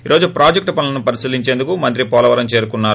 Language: Telugu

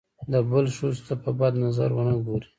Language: Pashto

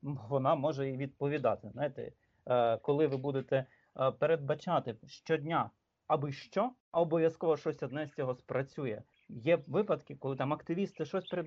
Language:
Ukrainian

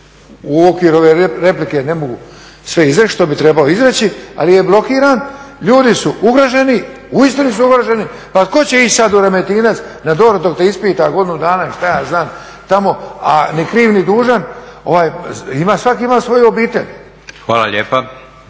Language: Croatian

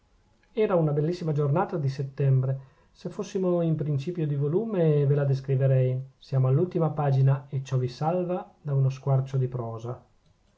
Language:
Italian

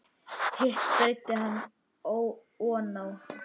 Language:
Icelandic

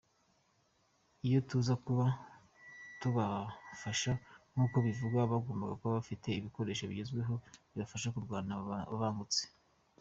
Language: Kinyarwanda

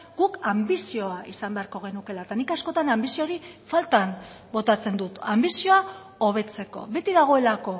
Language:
Basque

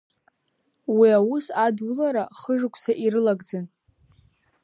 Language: Abkhazian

